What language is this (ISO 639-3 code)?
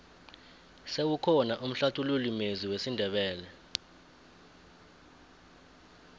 nbl